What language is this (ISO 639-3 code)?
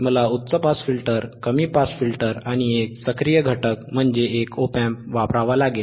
mar